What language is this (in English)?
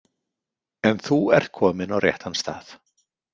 Icelandic